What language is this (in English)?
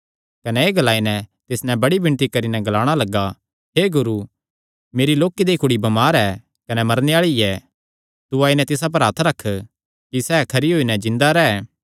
Kangri